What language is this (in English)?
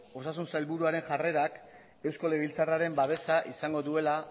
Basque